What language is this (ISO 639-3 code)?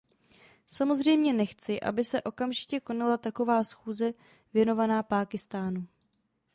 ces